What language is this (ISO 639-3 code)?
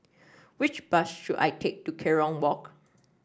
eng